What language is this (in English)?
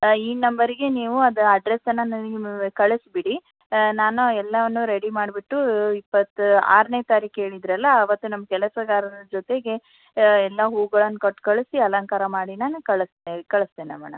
Kannada